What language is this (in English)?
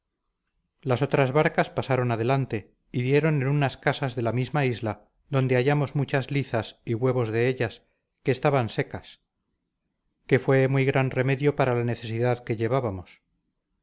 Spanish